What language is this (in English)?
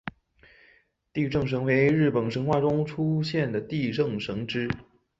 Chinese